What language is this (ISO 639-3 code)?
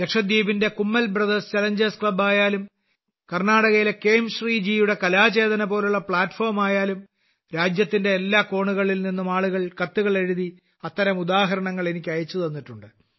mal